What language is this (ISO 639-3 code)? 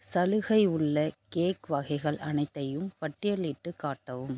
tam